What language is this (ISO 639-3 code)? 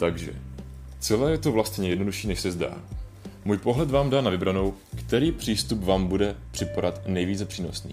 ces